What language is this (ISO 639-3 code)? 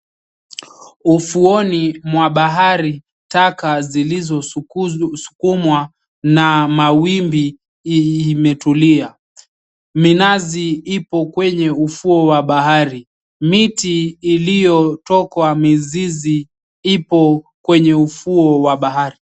swa